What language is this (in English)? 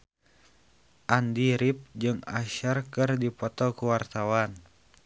Sundanese